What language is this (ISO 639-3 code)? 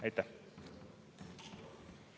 est